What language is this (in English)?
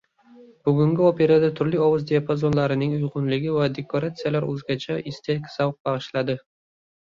Uzbek